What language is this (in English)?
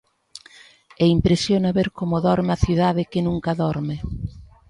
Galician